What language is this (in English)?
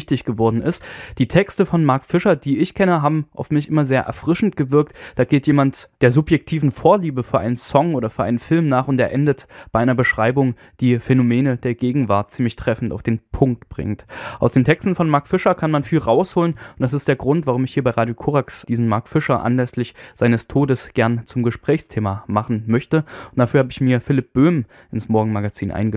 German